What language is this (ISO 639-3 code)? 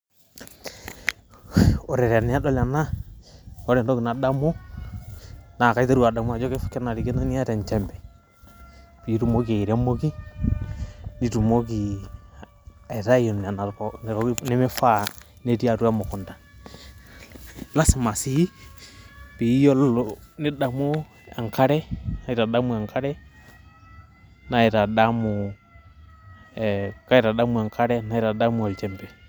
mas